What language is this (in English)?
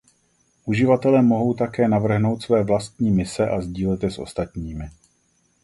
Czech